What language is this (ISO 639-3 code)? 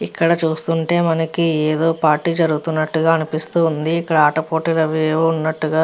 tel